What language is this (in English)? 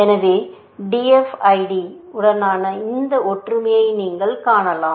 Tamil